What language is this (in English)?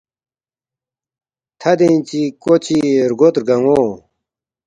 Balti